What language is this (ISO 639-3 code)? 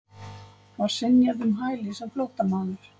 isl